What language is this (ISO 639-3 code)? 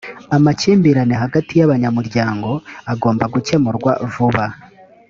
kin